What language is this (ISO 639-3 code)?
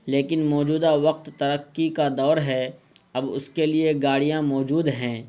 urd